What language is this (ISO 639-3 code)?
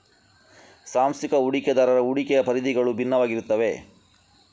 kan